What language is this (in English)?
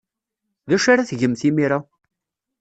Kabyle